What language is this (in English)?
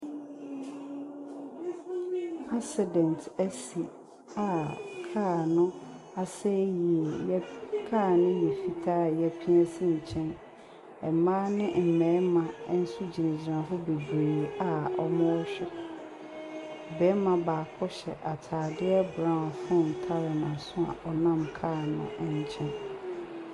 Akan